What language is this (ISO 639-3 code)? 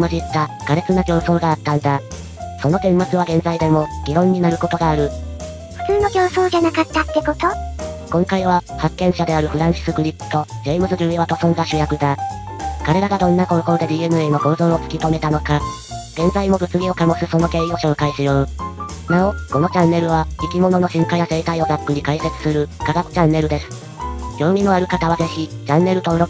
jpn